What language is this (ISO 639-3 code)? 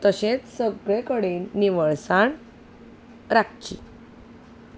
kok